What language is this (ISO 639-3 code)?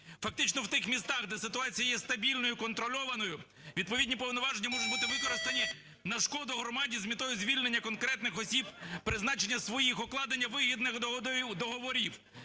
ukr